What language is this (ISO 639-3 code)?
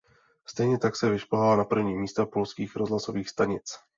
ces